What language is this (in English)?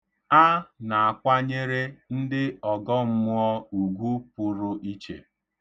Igbo